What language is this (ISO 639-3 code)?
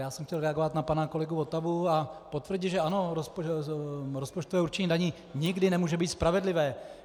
ces